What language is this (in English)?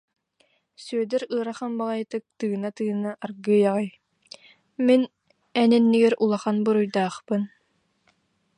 Yakut